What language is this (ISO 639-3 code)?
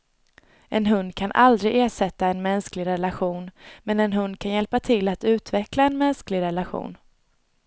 swe